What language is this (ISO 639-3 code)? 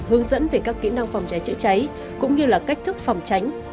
vie